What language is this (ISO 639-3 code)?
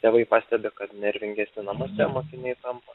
lit